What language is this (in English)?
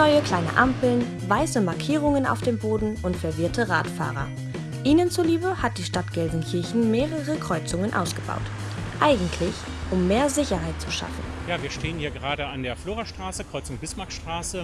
German